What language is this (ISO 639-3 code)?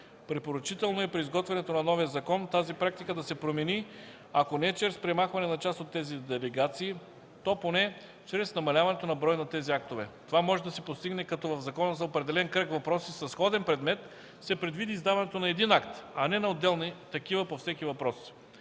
bul